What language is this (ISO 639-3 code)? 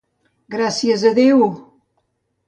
cat